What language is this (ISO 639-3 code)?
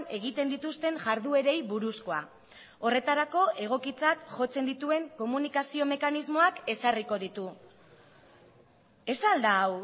eus